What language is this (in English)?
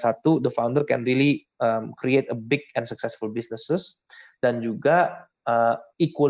Indonesian